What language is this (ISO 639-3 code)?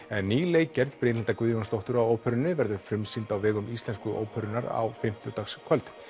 isl